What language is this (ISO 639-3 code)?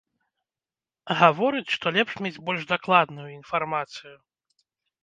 bel